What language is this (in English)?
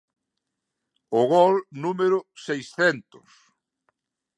Galician